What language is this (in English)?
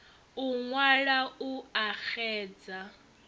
Venda